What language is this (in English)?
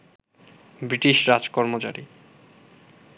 Bangla